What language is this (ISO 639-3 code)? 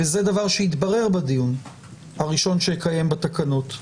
heb